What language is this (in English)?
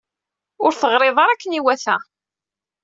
Kabyle